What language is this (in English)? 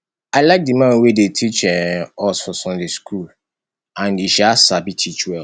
Nigerian Pidgin